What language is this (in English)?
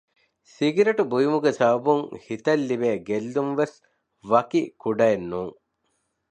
Divehi